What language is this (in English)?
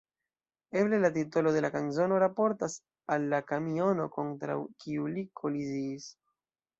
Esperanto